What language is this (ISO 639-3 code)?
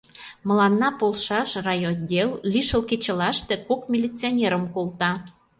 chm